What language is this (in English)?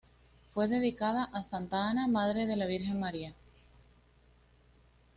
Spanish